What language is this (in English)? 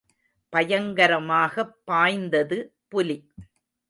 Tamil